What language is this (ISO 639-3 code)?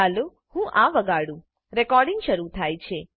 guj